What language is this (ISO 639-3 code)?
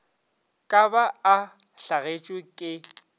nso